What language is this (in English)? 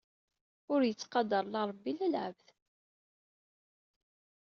Kabyle